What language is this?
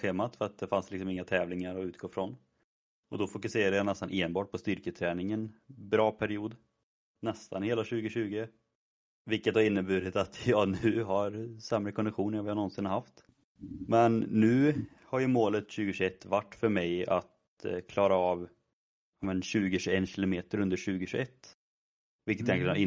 Swedish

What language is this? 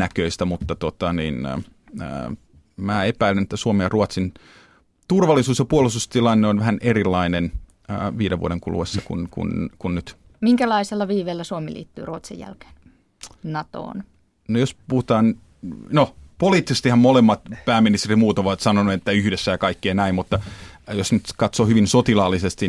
Finnish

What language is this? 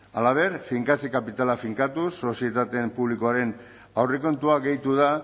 Basque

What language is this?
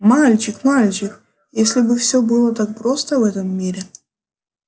Russian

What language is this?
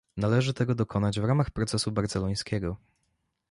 Polish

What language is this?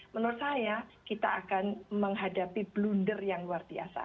Indonesian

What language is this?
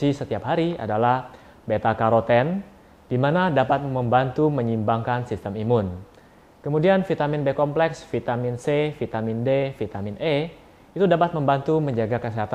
Indonesian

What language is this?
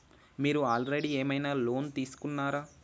Telugu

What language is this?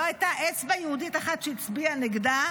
Hebrew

